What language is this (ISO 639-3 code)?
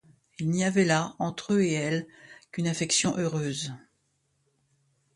fra